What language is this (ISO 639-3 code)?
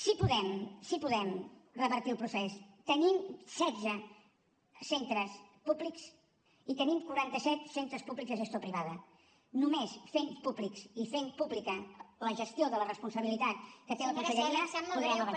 cat